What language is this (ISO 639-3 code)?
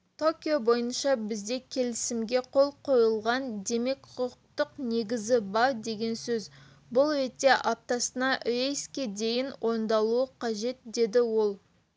kaz